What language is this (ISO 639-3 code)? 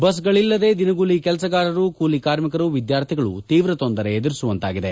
kan